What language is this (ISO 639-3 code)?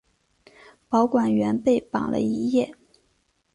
zho